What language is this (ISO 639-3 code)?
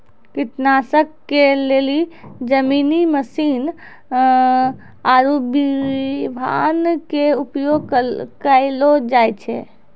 mai